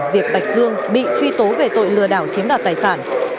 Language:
Vietnamese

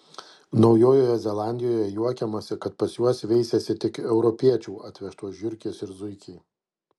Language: Lithuanian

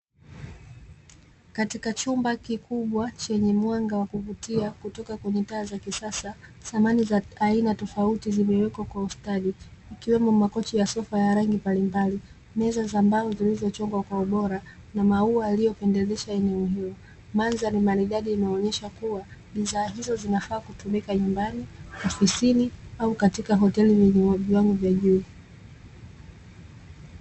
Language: Swahili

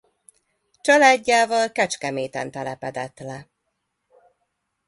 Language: Hungarian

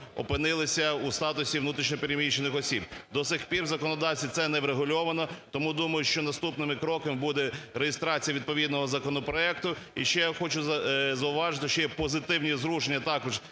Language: Ukrainian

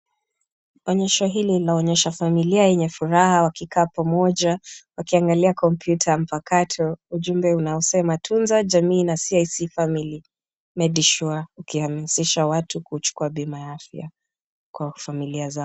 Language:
Swahili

